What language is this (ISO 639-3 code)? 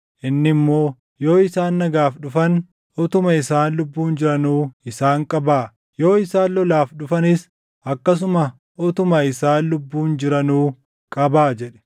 orm